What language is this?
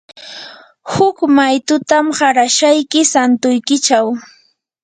Yanahuanca Pasco Quechua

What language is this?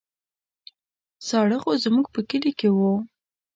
Pashto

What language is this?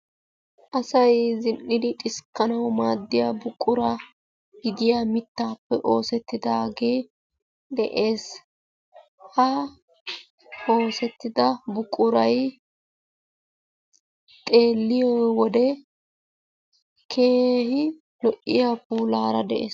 Wolaytta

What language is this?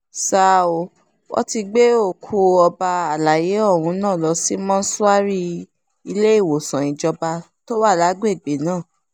Yoruba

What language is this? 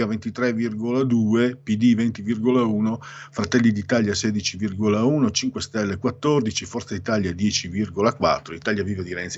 Italian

